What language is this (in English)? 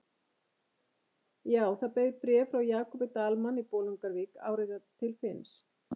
Icelandic